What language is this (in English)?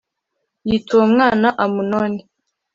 Kinyarwanda